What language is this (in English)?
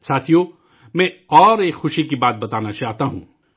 Urdu